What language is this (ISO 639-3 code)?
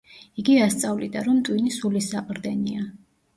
kat